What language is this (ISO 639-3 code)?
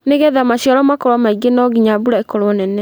kik